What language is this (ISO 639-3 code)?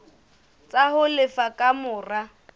sot